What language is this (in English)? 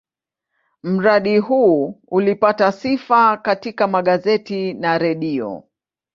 Swahili